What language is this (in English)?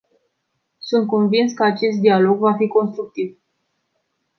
Romanian